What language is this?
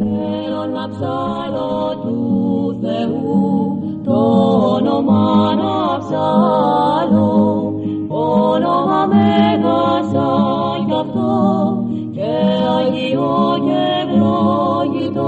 Greek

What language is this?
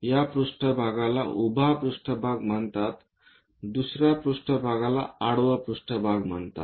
Marathi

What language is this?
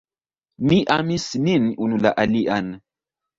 Esperanto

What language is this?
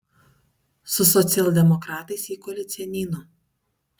Lithuanian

